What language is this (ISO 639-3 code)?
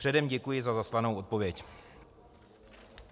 ces